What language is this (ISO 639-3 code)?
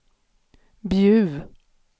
swe